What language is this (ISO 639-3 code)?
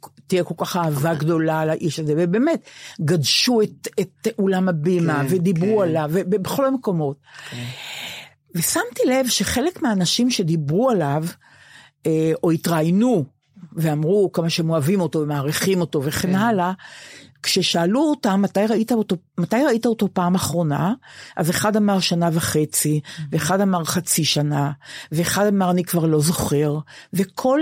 heb